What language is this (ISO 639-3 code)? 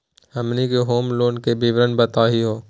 mag